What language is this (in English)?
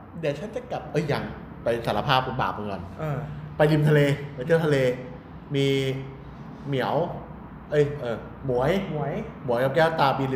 Thai